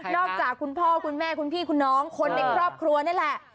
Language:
Thai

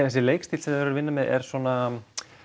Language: Icelandic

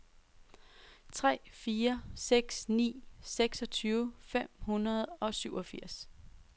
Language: Danish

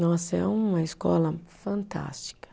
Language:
Portuguese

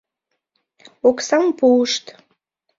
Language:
Mari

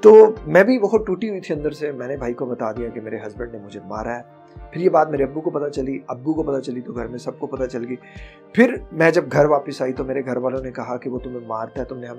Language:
Hindi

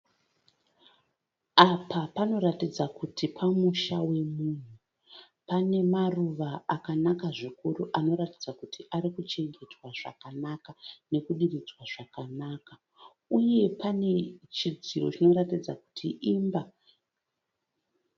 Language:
Shona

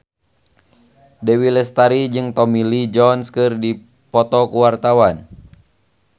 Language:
Sundanese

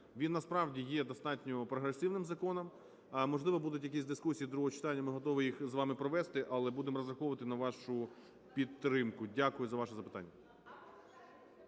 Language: Ukrainian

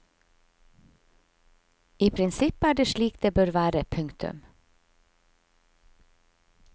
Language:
Norwegian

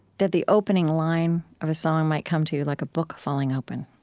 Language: English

